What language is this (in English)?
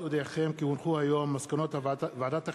Hebrew